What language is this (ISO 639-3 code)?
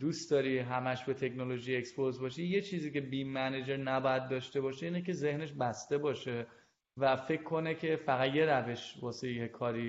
fas